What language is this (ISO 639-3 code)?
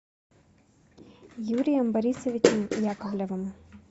rus